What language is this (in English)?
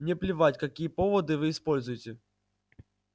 Russian